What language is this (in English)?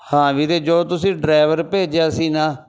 Punjabi